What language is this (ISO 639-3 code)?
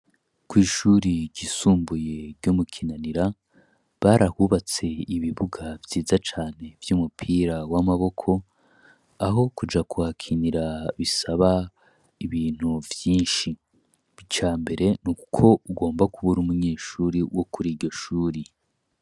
run